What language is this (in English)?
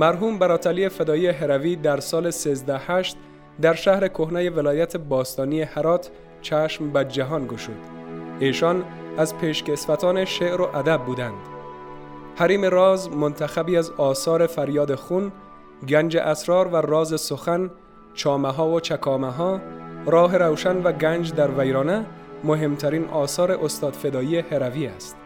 Persian